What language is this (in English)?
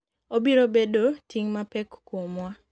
Luo (Kenya and Tanzania)